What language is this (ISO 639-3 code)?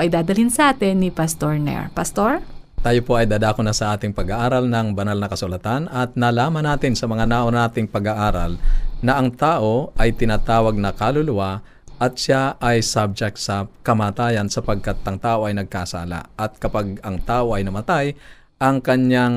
fil